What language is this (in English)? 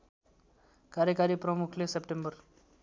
Nepali